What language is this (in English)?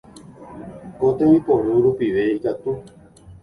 Guarani